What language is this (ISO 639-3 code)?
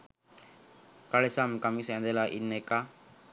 sin